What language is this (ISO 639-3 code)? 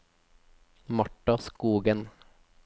nor